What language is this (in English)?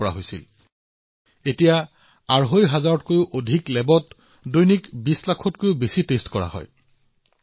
Assamese